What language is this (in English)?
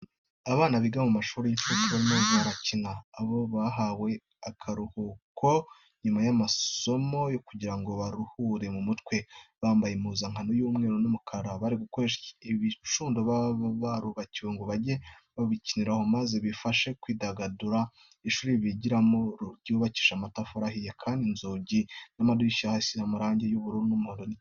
Kinyarwanda